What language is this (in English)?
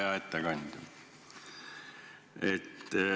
Estonian